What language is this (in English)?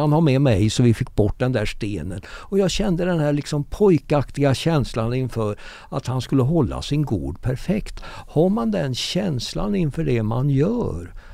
Swedish